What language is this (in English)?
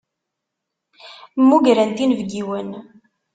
Kabyle